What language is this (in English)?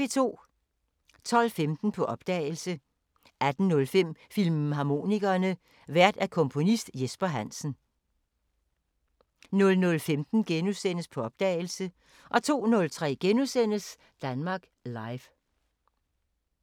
Danish